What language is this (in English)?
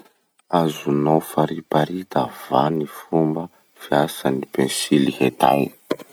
Masikoro Malagasy